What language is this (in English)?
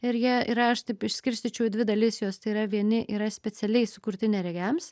Lithuanian